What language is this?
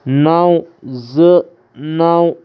Kashmiri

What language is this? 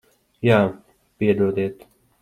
Latvian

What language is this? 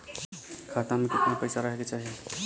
Bhojpuri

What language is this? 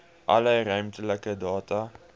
Afrikaans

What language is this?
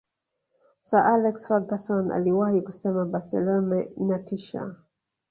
Swahili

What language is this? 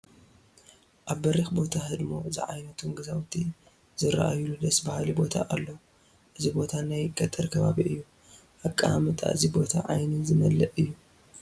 Tigrinya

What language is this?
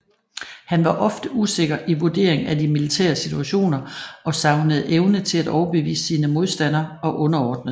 Danish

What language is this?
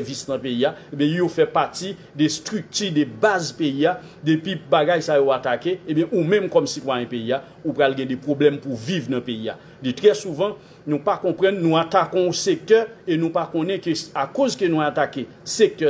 French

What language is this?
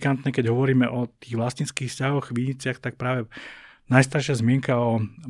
Slovak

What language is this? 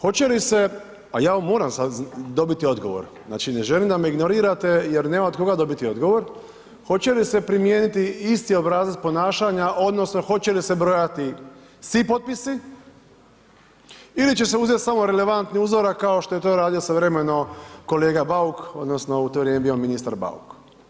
Croatian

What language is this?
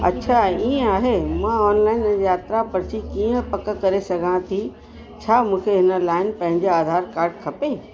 Sindhi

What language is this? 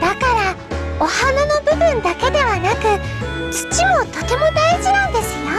Japanese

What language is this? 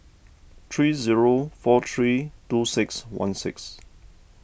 English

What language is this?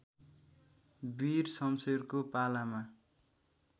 Nepali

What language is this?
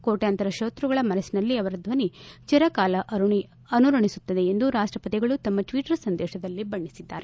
Kannada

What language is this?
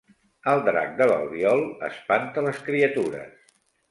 Catalan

